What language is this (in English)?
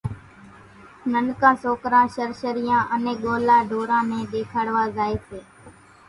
Kachi Koli